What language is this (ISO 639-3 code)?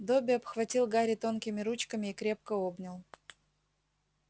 rus